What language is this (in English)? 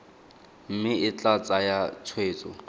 Tswana